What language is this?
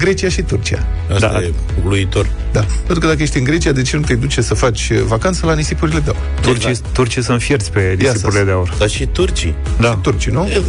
Romanian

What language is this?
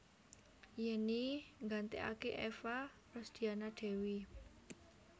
Javanese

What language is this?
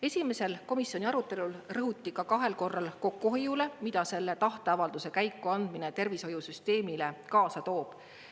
Estonian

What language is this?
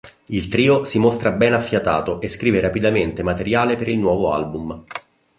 Italian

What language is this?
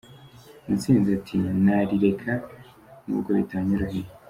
Kinyarwanda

